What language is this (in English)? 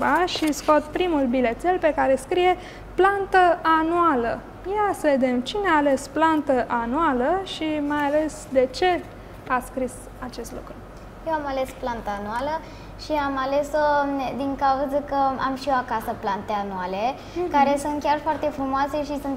Romanian